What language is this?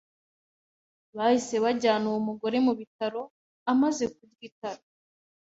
Kinyarwanda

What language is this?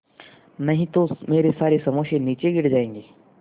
Hindi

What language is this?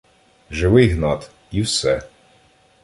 Ukrainian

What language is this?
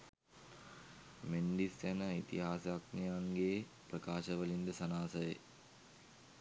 Sinhala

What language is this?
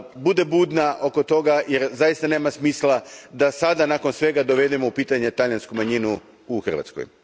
Croatian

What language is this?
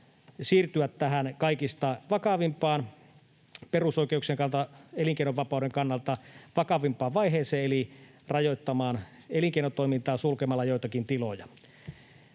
Finnish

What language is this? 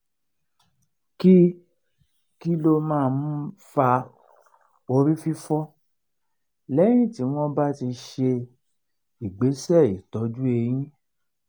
Yoruba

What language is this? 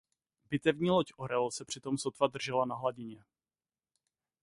Czech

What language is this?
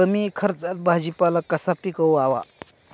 Marathi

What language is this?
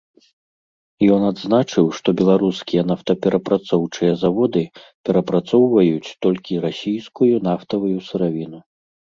Belarusian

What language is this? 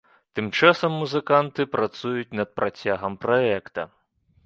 Belarusian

